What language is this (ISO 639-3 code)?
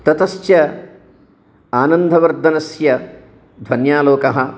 san